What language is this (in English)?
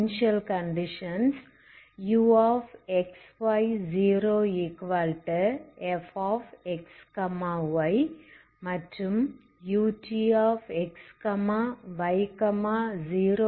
Tamil